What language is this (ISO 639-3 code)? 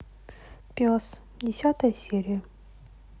rus